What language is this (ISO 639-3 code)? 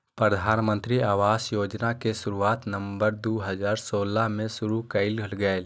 mag